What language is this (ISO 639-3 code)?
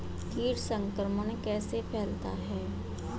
hin